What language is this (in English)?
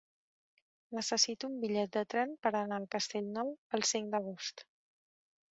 Catalan